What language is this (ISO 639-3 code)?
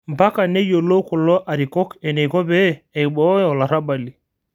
mas